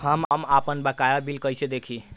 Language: Bhojpuri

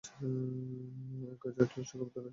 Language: Bangla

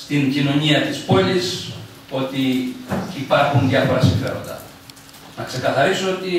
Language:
Greek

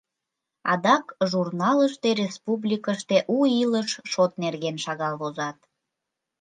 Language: Mari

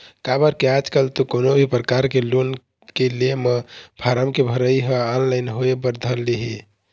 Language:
Chhattisgarhi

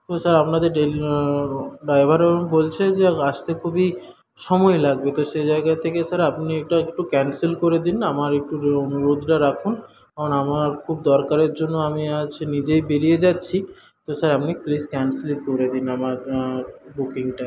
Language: Bangla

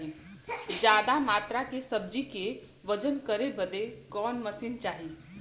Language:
Bhojpuri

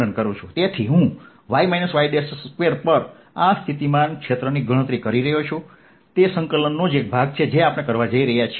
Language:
Gujarati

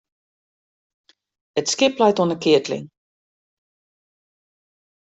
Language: Western Frisian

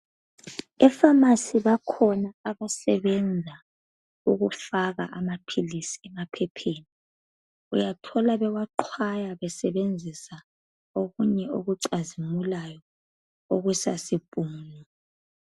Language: North Ndebele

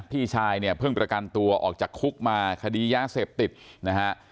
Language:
Thai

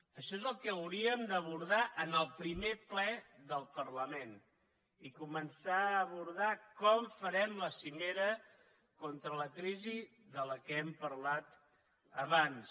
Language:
Catalan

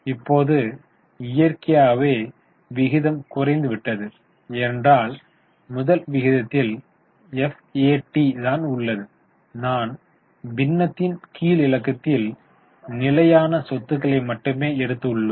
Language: Tamil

